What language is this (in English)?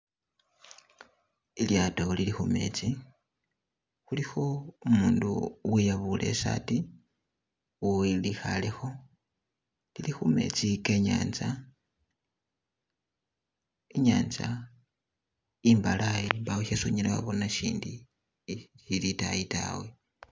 Masaaba